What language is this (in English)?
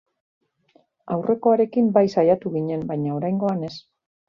Basque